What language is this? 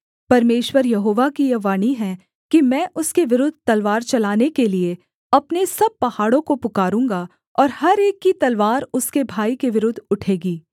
Hindi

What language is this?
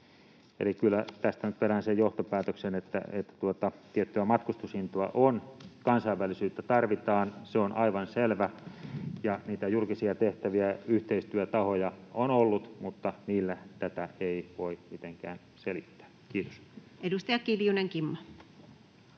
Finnish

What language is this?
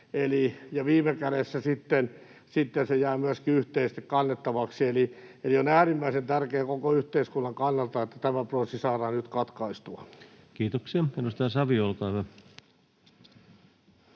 Finnish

